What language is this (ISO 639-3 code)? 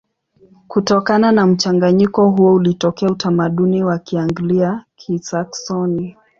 swa